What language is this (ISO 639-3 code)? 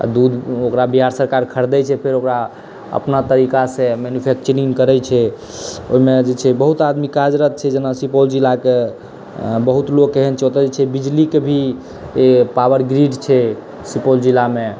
mai